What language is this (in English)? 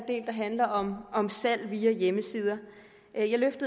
Danish